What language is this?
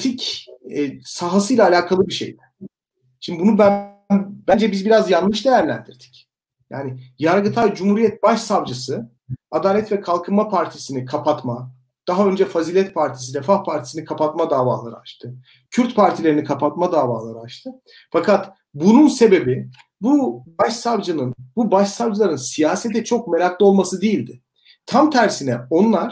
Turkish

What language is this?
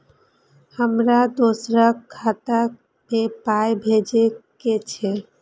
Maithili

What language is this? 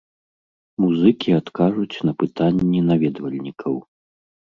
Belarusian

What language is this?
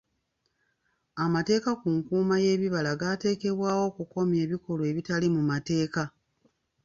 Ganda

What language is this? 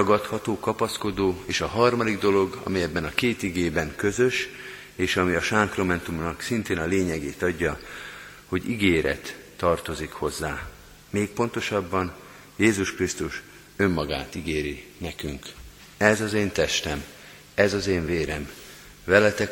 Hungarian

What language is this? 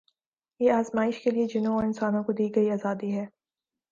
Urdu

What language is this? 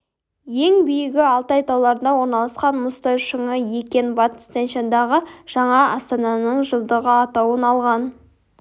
Kazakh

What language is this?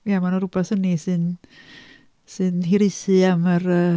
Welsh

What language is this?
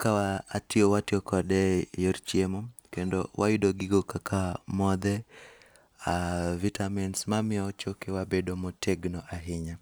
Luo (Kenya and Tanzania)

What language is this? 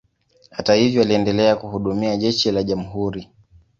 Swahili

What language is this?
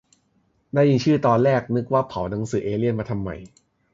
Thai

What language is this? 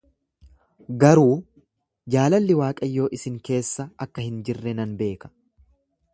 Oromo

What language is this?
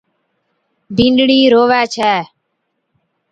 Od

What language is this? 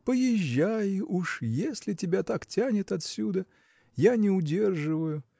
Russian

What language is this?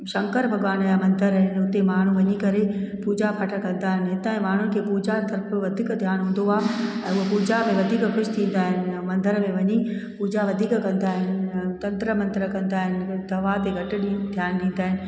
Sindhi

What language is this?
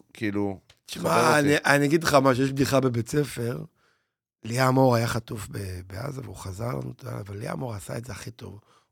Hebrew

